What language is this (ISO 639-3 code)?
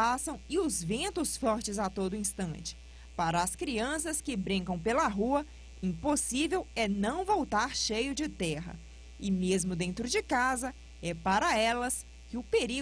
por